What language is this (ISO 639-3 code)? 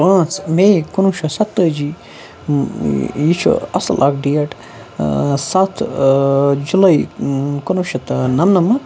kas